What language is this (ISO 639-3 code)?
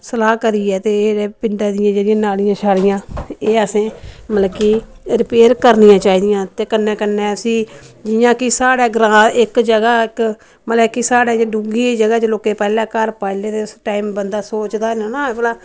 doi